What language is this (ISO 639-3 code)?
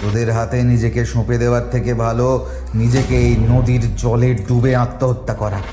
ben